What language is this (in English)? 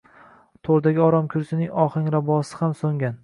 Uzbek